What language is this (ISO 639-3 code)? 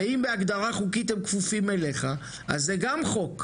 heb